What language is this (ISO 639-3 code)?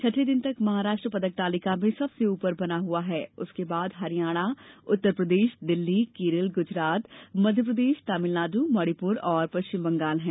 hin